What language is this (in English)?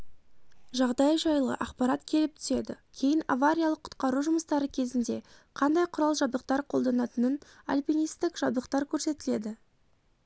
Kazakh